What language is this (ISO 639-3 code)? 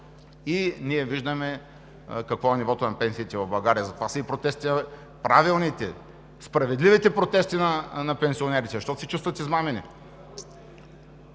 bul